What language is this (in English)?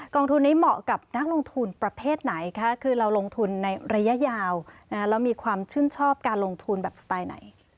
Thai